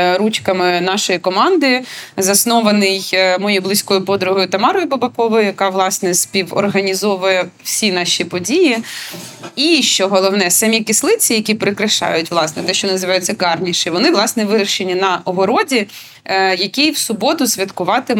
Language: Ukrainian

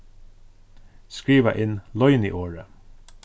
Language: Faroese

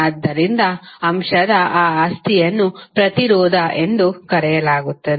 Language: Kannada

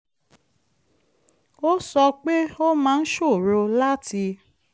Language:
Yoruba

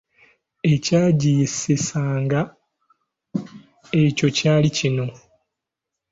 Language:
Ganda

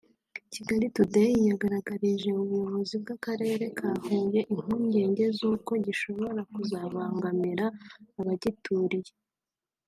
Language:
Kinyarwanda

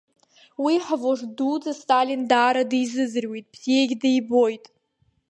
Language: Abkhazian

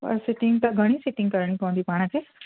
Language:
Sindhi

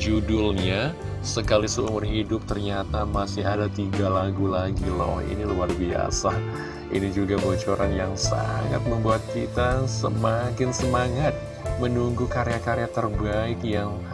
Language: Indonesian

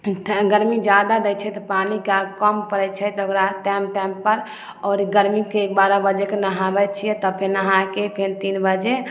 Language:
Maithili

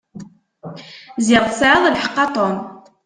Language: Kabyle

